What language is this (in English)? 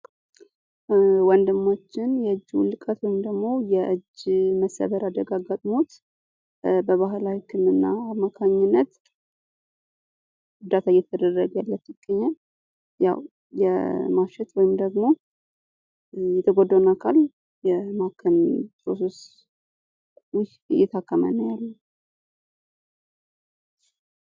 Amharic